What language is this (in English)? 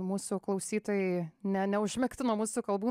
Lithuanian